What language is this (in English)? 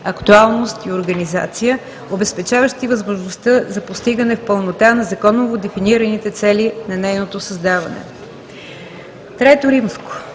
Bulgarian